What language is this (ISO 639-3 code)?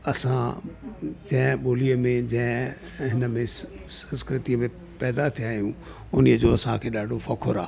snd